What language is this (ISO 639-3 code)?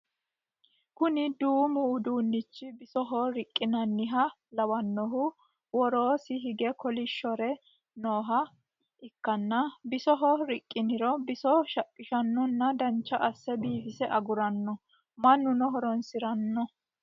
sid